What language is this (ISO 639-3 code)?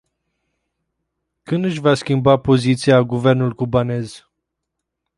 ron